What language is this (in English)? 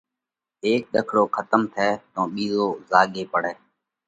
Parkari Koli